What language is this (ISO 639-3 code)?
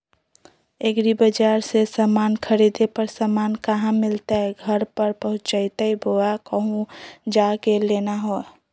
mag